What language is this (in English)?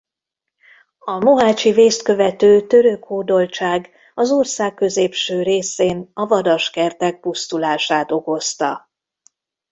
Hungarian